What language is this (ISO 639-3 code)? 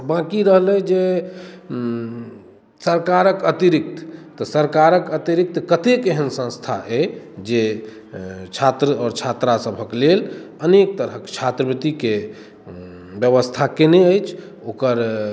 mai